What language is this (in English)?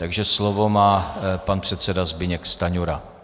Czech